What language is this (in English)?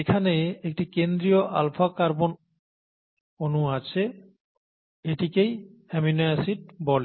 Bangla